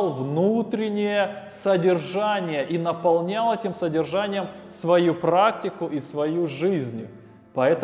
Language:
Russian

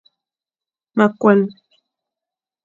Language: Fang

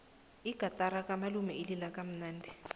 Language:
South Ndebele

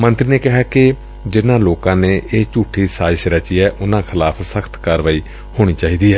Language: Punjabi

